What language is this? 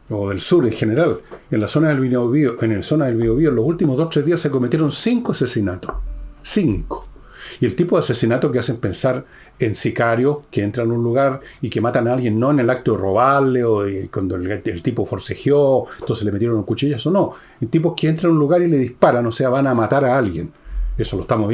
Spanish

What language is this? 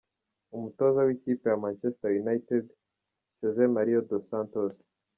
Kinyarwanda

